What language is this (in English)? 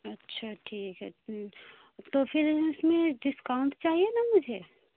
Urdu